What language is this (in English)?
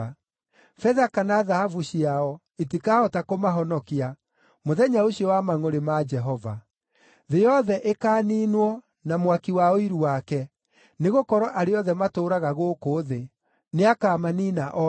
Kikuyu